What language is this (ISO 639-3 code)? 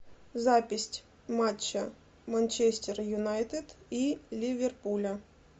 rus